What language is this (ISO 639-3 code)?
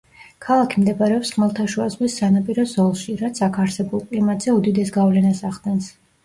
kat